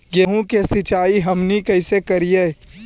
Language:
Magahi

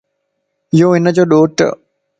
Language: Lasi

